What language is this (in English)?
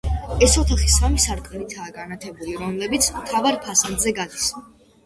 Georgian